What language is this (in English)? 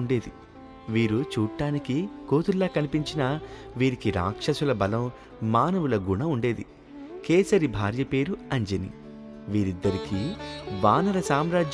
Telugu